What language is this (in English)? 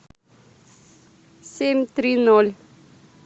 Russian